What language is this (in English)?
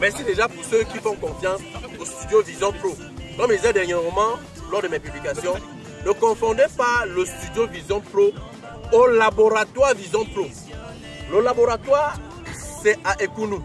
French